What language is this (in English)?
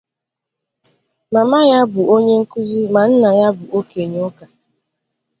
Igbo